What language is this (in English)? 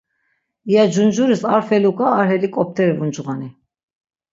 Laz